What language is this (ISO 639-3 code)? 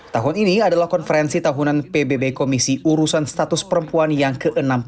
ind